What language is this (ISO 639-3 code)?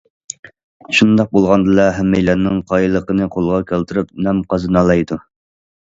uig